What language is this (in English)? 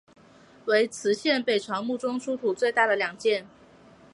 Chinese